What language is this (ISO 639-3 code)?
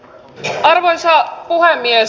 fin